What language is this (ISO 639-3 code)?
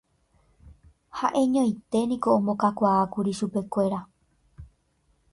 grn